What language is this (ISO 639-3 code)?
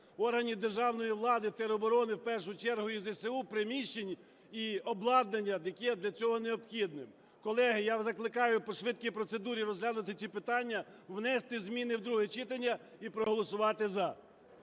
ukr